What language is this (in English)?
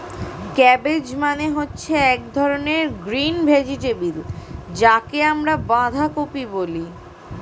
Bangla